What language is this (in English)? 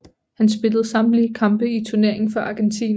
Danish